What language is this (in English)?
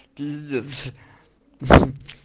Russian